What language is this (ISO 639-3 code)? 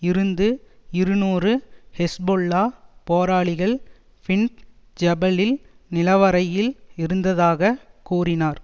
tam